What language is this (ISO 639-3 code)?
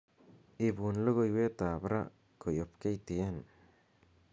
kln